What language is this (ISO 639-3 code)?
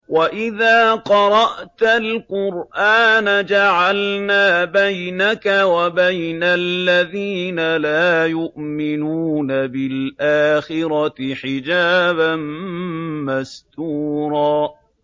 ara